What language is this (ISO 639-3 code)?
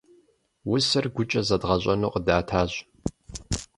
kbd